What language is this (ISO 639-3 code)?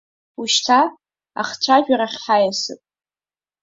abk